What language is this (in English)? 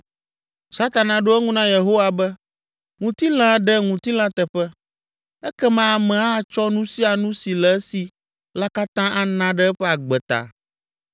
Ewe